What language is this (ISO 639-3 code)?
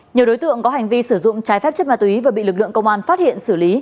vie